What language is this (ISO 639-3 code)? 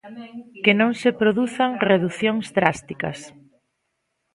glg